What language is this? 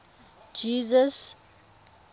Tswana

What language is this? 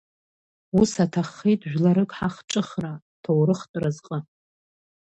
Abkhazian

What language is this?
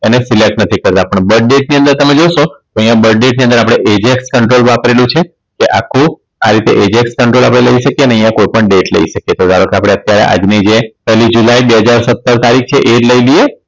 Gujarati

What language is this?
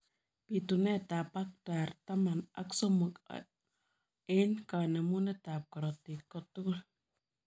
Kalenjin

